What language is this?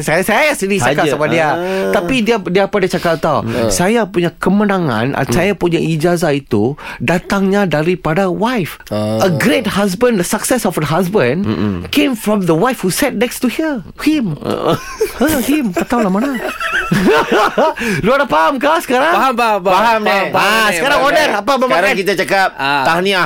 Malay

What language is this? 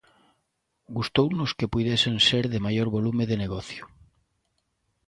Galician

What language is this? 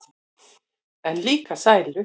Icelandic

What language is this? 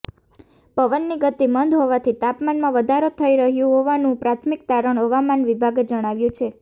Gujarati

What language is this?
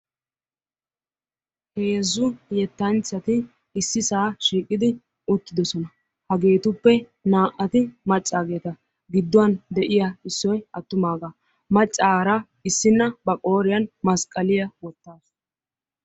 Wolaytta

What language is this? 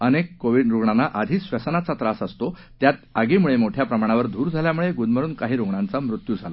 Marathi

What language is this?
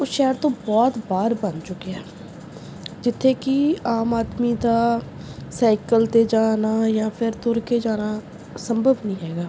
Punjabi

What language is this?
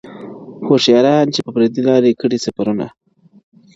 Pashto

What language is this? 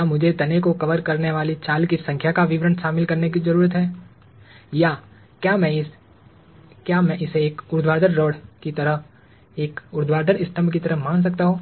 Hindi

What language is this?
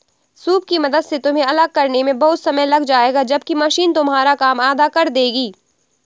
Hindi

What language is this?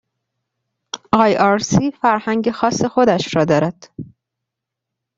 Persian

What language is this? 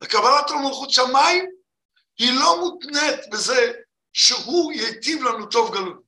Hebrew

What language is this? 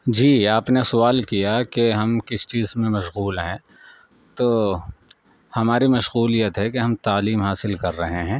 Urdu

